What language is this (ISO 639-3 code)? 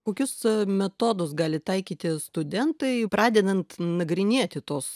lit